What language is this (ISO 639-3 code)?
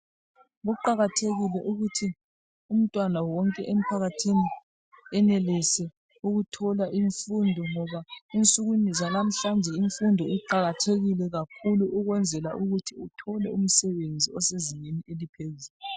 nde